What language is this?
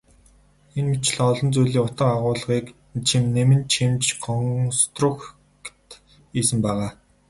Mongolian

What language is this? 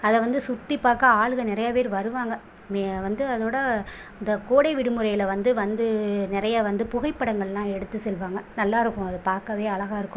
Tamil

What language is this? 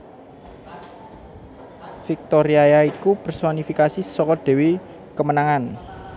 Javanese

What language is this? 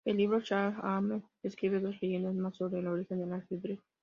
Spanish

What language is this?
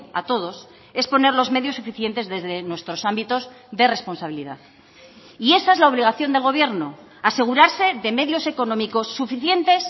Spanish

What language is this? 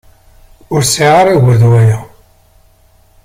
Kabyle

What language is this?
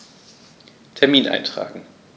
German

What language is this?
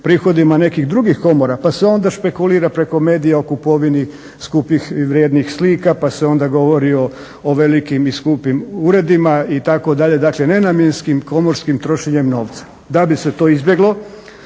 Croatian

